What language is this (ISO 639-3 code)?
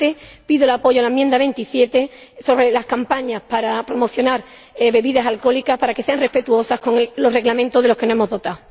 spa